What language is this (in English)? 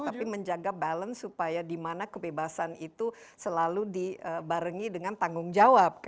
Indonesian